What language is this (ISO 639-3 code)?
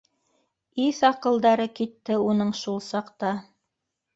bak